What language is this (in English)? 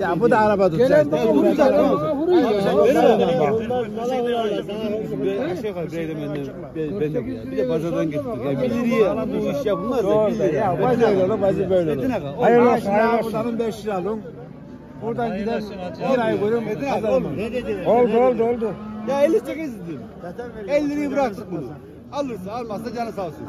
Turkish